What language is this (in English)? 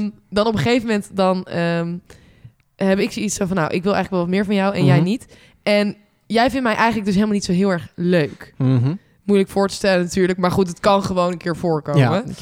Dutch